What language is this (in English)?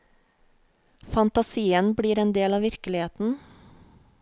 Norwegian